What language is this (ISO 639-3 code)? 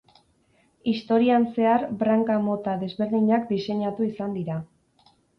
eus